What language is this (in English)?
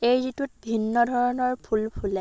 Assamese